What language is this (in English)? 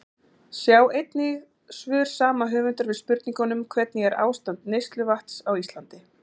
Icelandic